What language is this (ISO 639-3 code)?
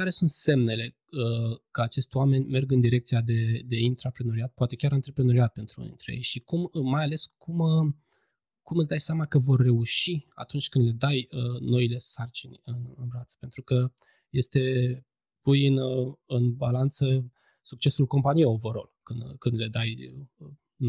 ron